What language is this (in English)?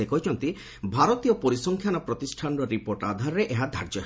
Odia